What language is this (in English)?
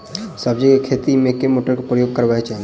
Maithili